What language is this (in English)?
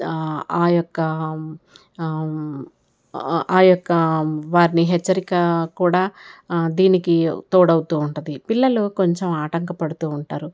Telugu